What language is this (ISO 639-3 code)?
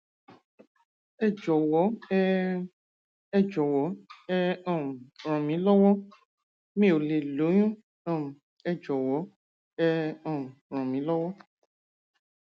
yor